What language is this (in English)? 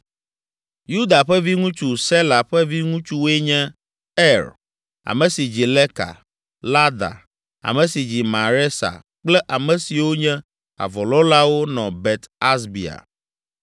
Ewe